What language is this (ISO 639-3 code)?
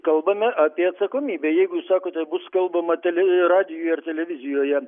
lit